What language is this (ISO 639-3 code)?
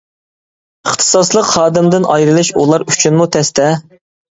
uig